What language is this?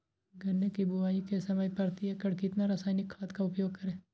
Magahi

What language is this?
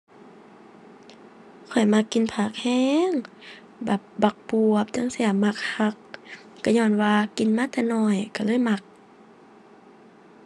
Thai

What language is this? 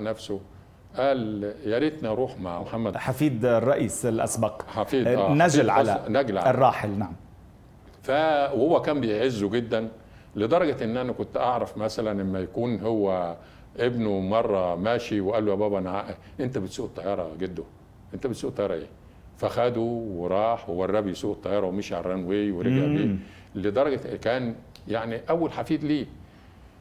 Arabic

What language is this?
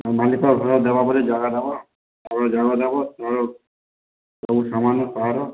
Odia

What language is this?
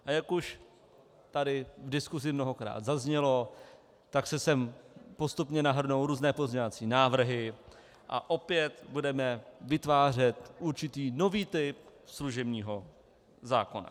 Czech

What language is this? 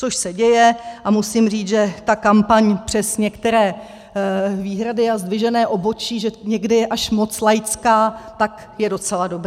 Czech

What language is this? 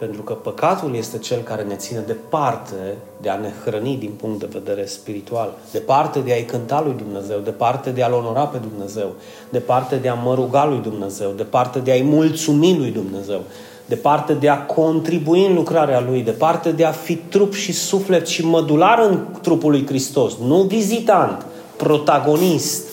Romanian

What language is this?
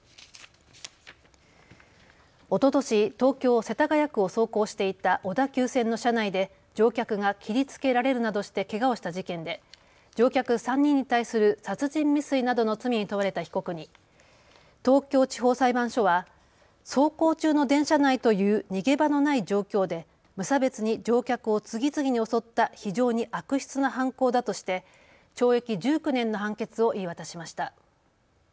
Japanese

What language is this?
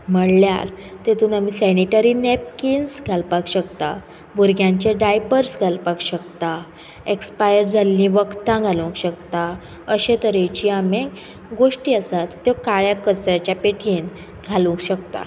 Konkani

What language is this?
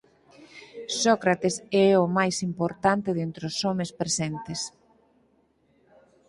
Galician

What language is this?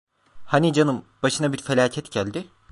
Turkish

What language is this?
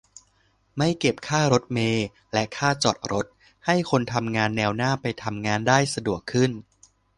Thai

